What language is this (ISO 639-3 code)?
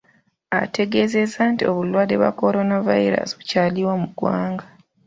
lug